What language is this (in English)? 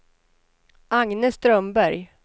Swedish